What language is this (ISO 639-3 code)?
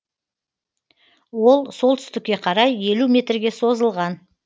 kaz